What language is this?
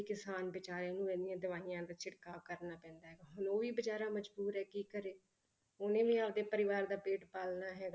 Punjabi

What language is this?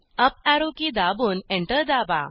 Marathi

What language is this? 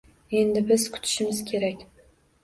Uzbek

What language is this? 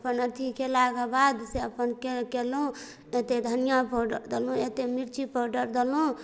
Maithili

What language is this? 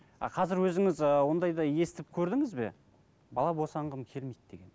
Kazakh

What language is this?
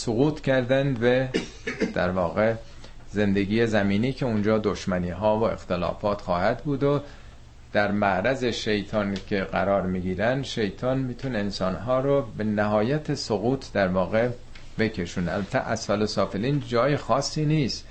Persian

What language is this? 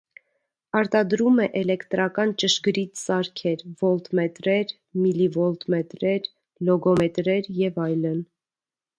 Armenian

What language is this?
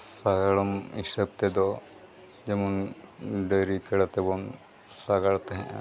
Santali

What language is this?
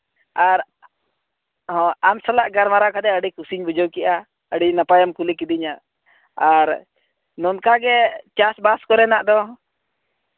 Santali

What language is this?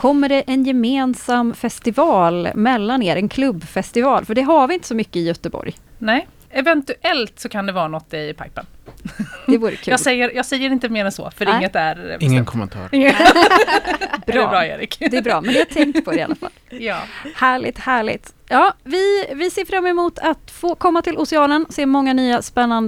Swedish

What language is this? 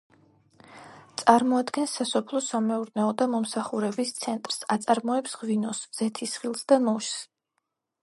Georgian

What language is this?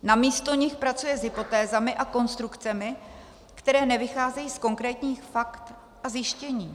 Czech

